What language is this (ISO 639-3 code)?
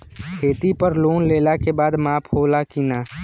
bho